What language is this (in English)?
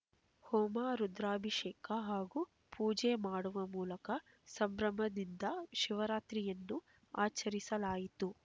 Kannada